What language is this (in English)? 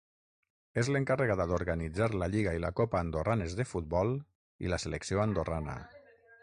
Catalan